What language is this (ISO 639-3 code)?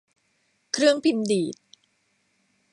tha